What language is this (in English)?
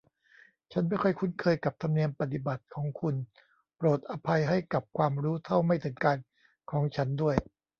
Thai